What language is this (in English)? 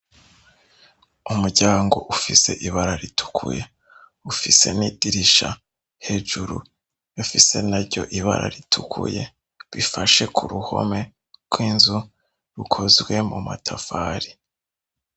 Rundi